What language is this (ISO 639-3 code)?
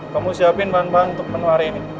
ind